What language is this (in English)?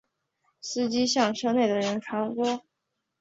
Chinese